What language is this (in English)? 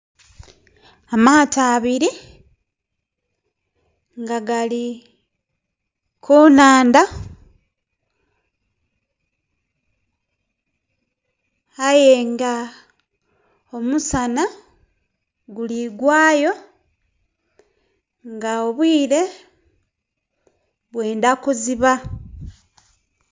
Soga